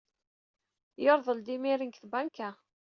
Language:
Kabyle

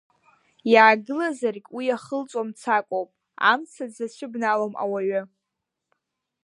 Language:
Abkhazian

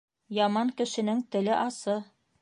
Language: Bashkir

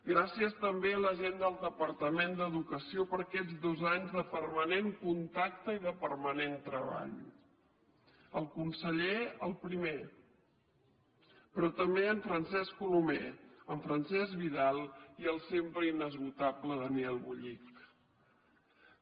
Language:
Catalan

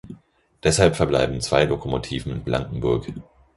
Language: German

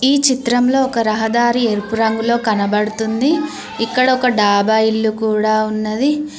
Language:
Telugu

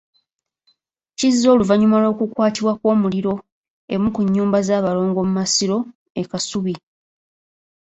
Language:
Ganda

